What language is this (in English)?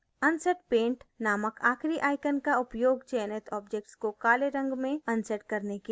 Hindi